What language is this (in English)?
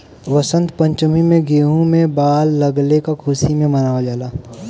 Bhojpuri